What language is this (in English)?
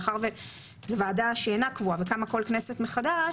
Hebrew